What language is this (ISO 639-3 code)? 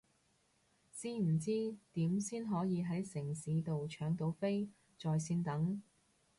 yue